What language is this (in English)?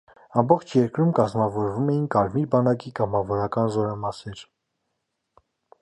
Armenian